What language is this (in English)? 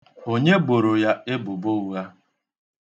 Igbo